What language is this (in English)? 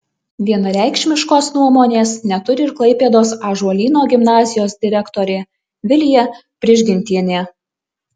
Lithuanian